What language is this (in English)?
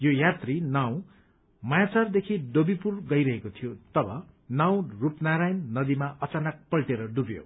Nepali